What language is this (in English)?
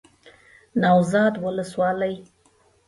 Pashto